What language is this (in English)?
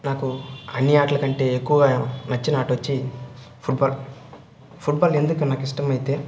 Telugu